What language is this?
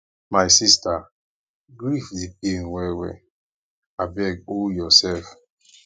Nigerian Pidgin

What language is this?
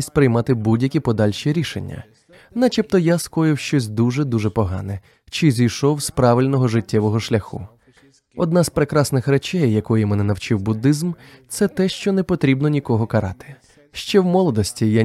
Ukrainian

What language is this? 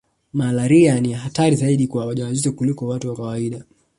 Swahili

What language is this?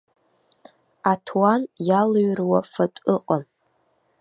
Abkhazian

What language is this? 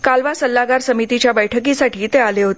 Marathi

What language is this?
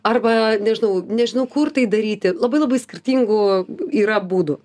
Lithuanian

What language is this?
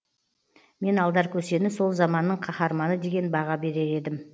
Kazakh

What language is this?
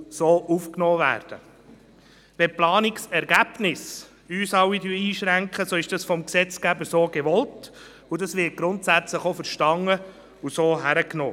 Swiss German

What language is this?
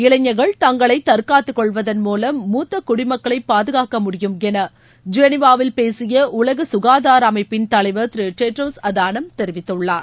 Tamil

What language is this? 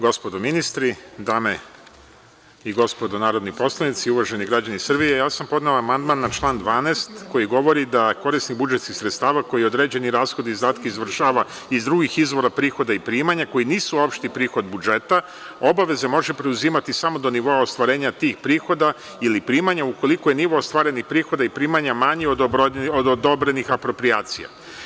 Serbian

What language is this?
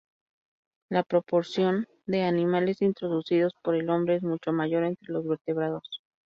Spanish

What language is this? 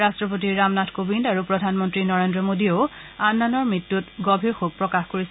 Assamese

